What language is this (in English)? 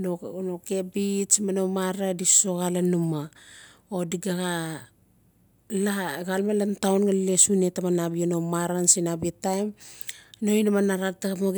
Notsi